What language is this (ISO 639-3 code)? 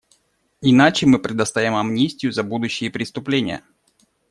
rus